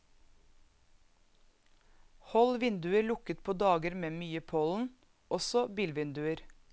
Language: Norwegian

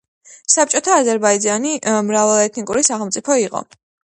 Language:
Georgian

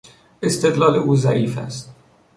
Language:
Persian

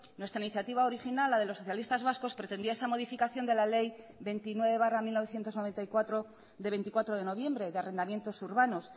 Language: Spanish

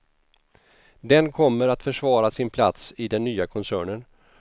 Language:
Swedish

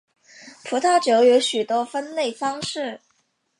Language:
Chinese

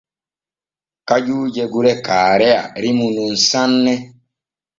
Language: Borgu Fulfulde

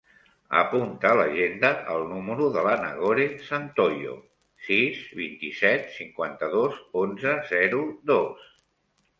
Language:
Catalan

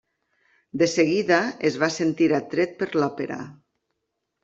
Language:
Catalan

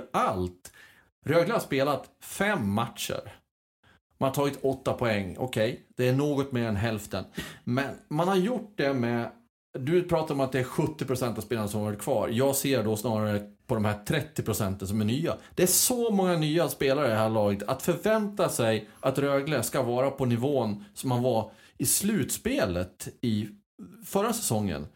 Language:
Swedish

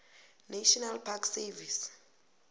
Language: South Ndebele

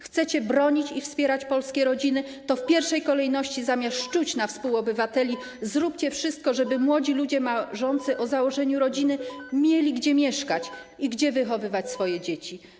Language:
Polish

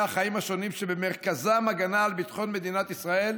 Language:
Hebrew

